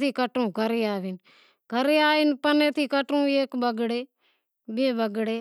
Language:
Wadiyara Koli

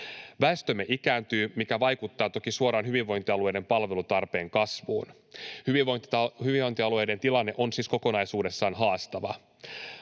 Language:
Finnish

